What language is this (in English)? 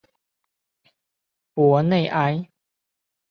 Chinese